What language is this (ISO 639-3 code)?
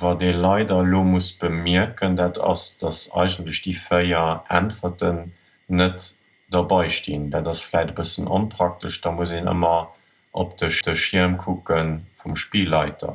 deu